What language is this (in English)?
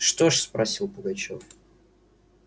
Russian